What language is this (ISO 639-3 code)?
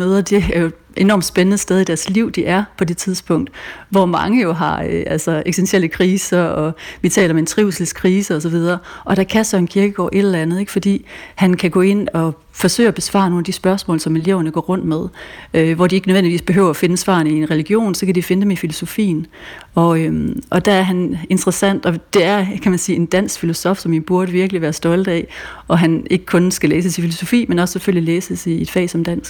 dan